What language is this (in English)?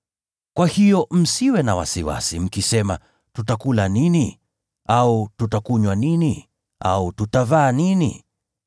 Swahili